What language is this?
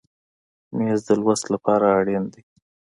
Pashto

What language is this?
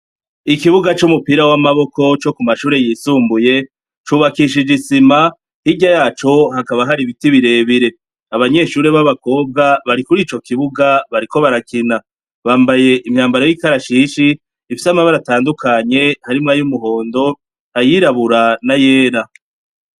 Rundi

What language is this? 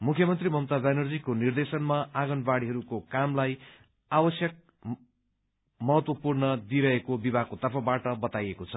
Nepali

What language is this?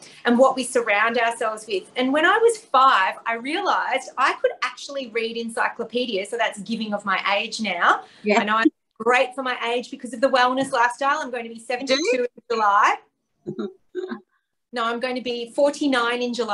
English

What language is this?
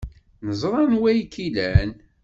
Kabyle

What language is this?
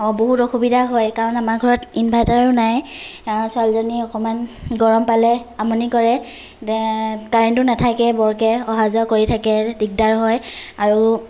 Assamese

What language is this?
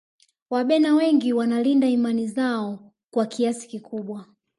Swahili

